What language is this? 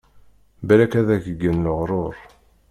Kabyle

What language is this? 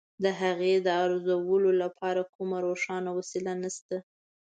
Pashto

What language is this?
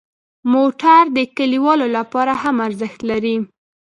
Pashto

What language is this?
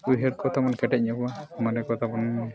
Santali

